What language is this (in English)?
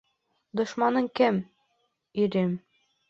Bashkir